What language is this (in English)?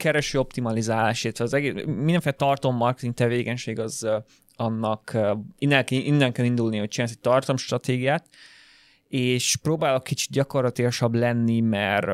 Hungarian